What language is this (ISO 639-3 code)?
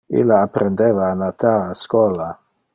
ina